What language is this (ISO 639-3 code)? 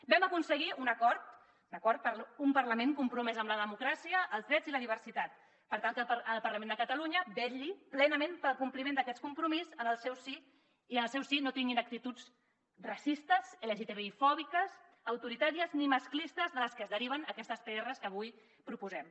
cat